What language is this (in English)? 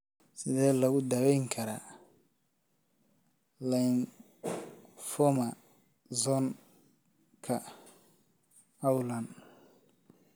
Somali